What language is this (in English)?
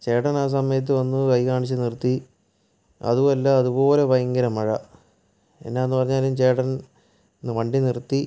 Malayalam